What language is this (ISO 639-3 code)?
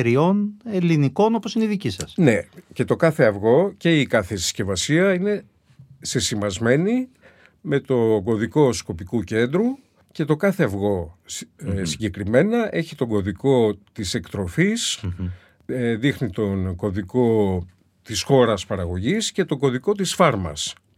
ell